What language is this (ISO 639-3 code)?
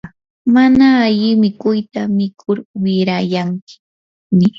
qur